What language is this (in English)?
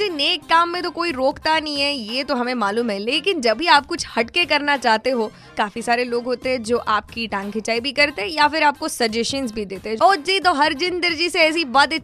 Marathi